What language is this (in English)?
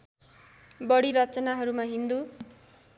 Nepali